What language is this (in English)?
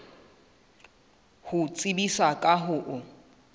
Southern Sotho